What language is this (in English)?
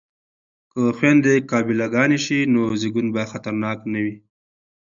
Pashto